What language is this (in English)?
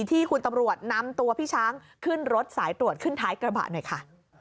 Thai